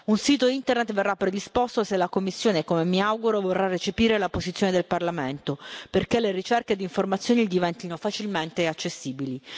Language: Italian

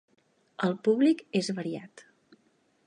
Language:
Catalan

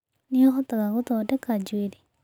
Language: Kikuyu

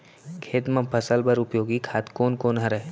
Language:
Chhattisgarhi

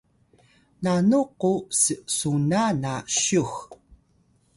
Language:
Atayal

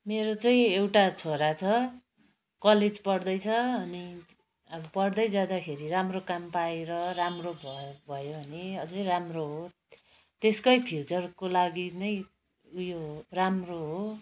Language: Nepali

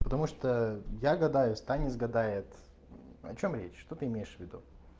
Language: Russian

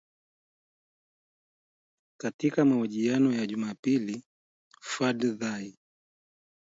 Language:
Swahili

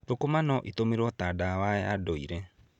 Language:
Kikuyu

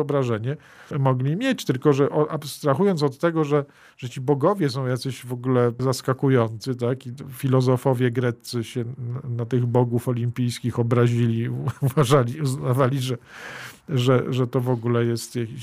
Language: Polish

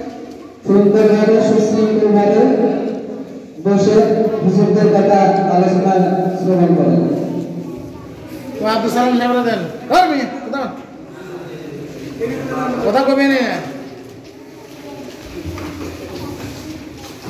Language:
Indonesian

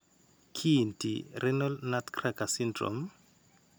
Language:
Kalenjin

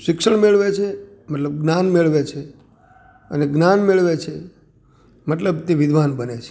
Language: Gujarati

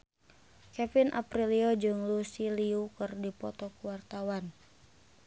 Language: Sundanese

